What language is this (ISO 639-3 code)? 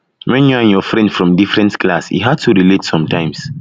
pcm